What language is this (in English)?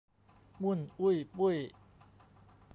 Thai